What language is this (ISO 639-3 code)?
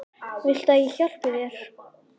isl